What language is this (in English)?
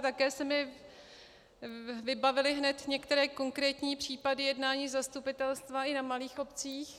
Czech